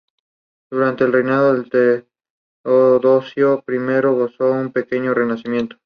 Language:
Spanish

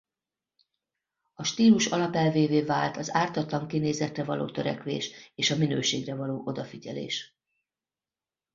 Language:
Hungarian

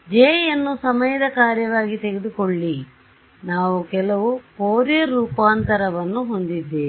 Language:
Kannada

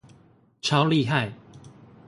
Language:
Chinese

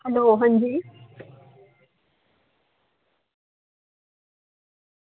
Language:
Dogri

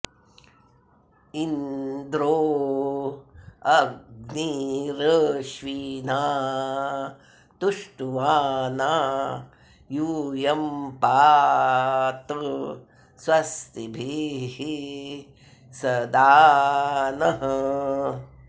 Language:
Sanskrit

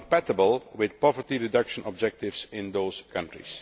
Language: English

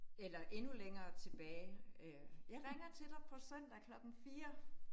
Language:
Danish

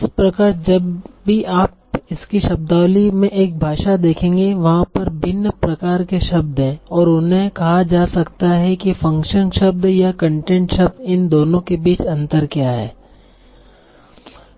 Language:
Hindi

